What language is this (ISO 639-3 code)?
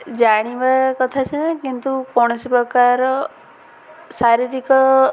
ori